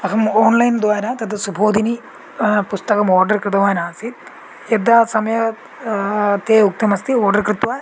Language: Sanskrit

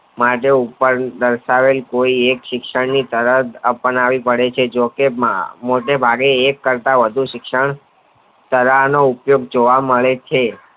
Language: Gujarati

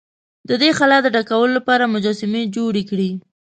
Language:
Pashto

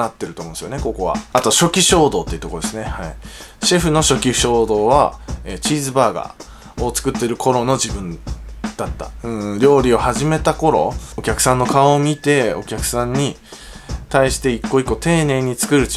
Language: Japanese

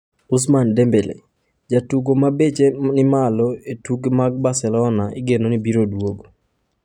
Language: Luo (Kenya and Tanzania)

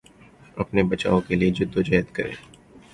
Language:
Urdu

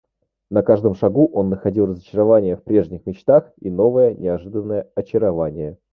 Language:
Russian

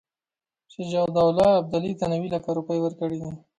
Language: Pashto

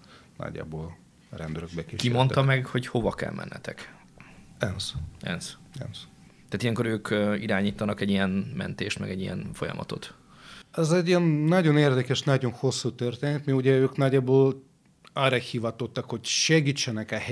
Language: Hungarian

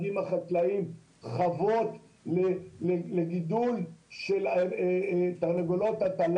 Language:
Hebrew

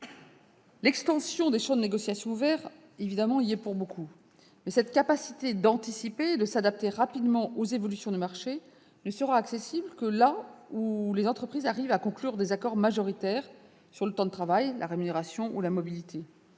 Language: French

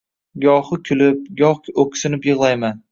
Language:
Uzbek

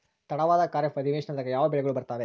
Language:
Kannada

